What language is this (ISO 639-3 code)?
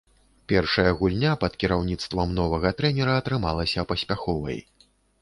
bel